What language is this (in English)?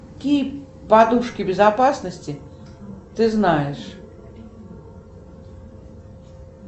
Russian